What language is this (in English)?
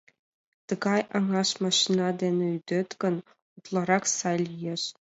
Mari